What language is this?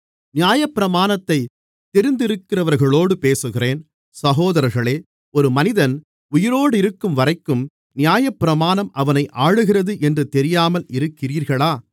Tamil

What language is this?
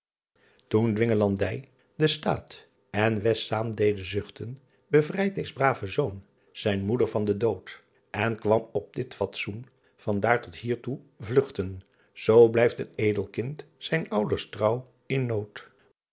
Dutch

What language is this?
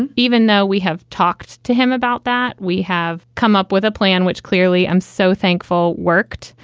English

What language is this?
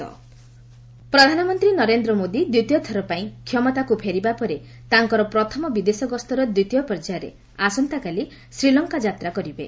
Odia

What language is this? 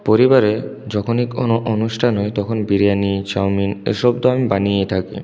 Bangla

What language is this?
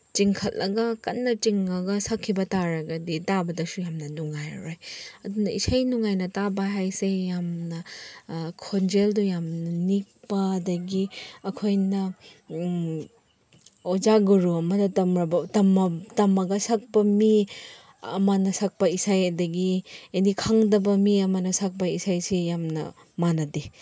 Manipuri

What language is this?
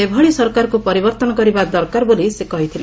Odia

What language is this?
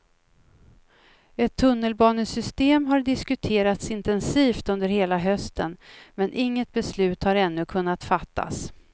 Swedish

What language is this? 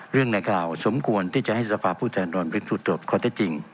Thai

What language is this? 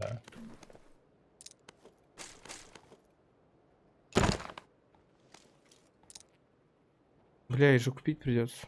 Russian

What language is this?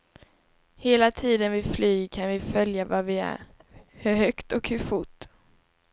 Swedish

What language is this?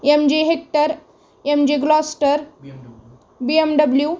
Marathi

